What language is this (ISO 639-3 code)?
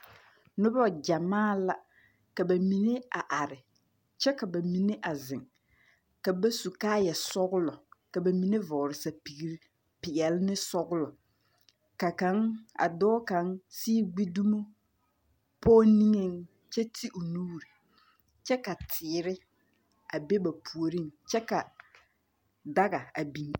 dga